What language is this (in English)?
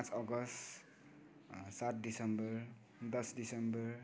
Nepali